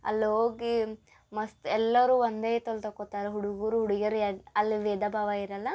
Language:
Kannada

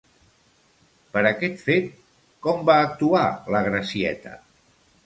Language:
Catalan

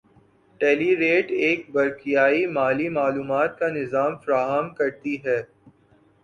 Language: Urdu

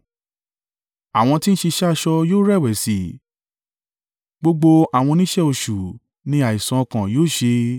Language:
Yoruba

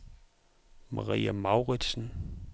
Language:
Danish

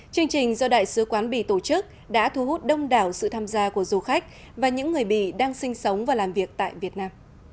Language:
Vietnamese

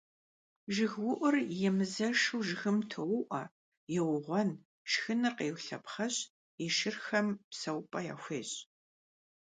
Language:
Kabardian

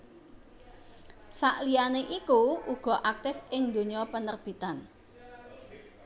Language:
Javanese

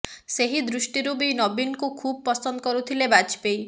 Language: Odia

